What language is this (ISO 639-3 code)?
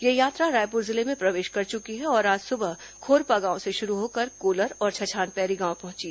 hin